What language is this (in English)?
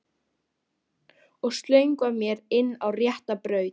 Icelandic